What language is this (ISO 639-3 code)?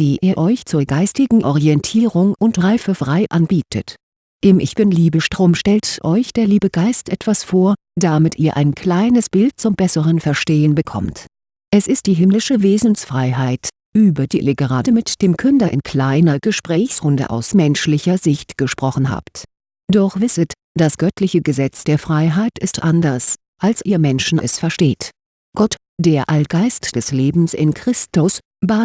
deu